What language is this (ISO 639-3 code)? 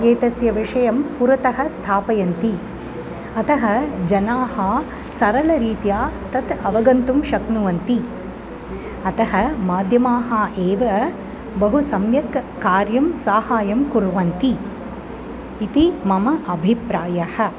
san